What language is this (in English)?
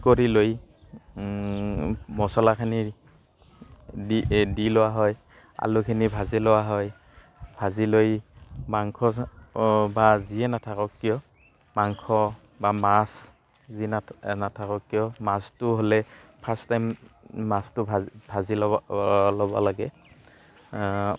Assamese